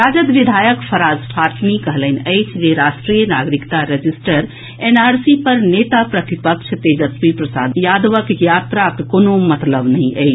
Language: Maithili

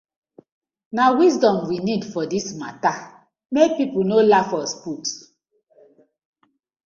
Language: Nigerian Pidgin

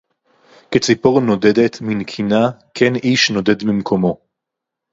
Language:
Hebrew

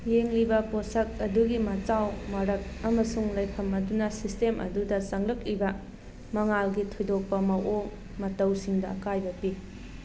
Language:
Manipuri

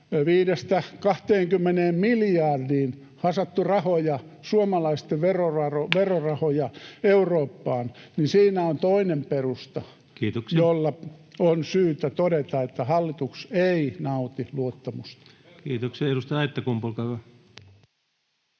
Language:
Finnish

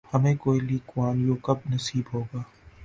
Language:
Urdu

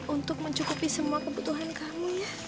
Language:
Indonesian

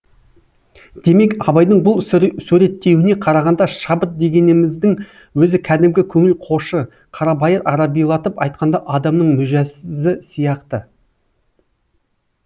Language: Kazakh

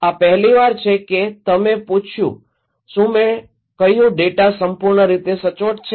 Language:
Gujarati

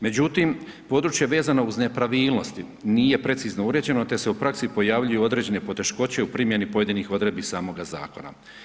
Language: Croatian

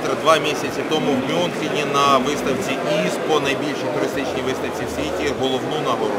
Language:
Italian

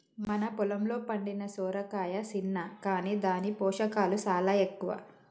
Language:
Telugu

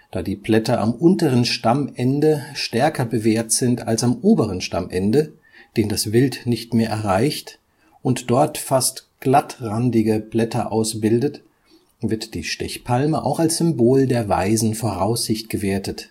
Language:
German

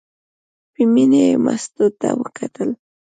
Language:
Pashto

